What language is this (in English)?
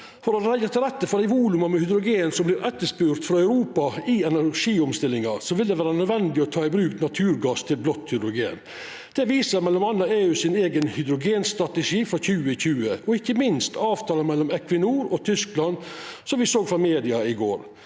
Norwegian